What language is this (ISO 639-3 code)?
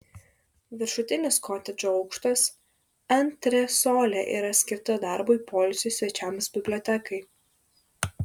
lit